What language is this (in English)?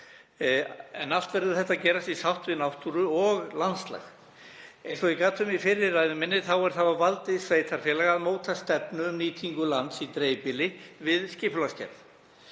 Icelandic